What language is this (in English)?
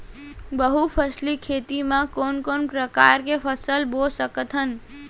Chhattisgarhi